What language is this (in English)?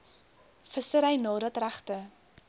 Afrikaans